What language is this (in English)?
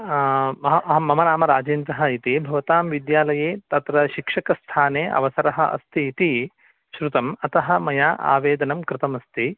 Sanskrit